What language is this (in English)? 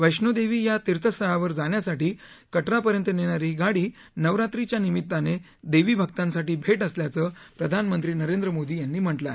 Marathi